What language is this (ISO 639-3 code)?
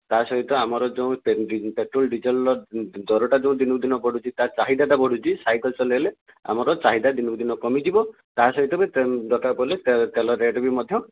ori